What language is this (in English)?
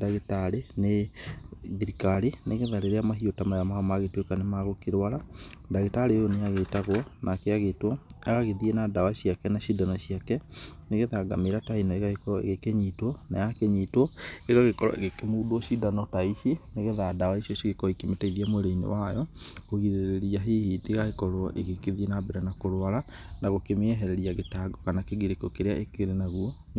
Kikuyu